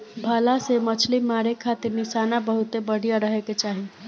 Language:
Bhojpuri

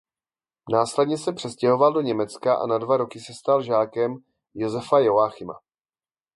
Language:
Czech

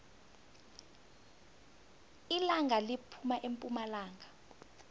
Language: South Ndebele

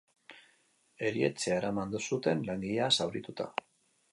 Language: Basque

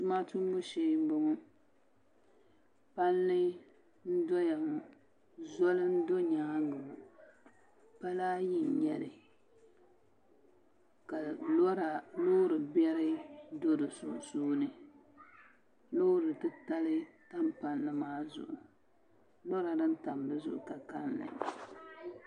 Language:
Dagbani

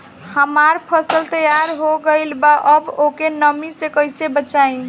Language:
Bhojpuri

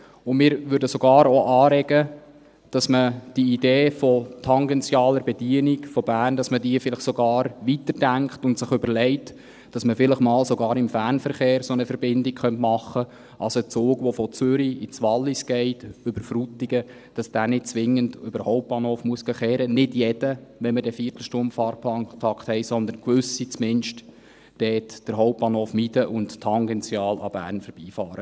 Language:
Swiss German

